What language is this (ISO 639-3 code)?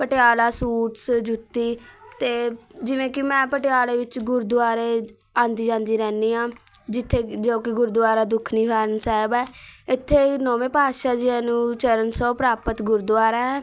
pan